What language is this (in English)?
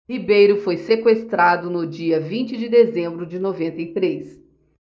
Portuguese